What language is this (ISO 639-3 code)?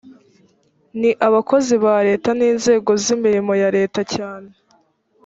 kin